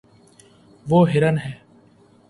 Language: Urdu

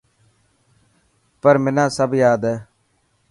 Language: Dhatki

